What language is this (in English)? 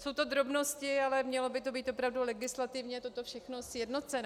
Czech